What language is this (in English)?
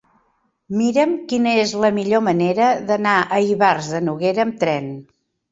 Catalan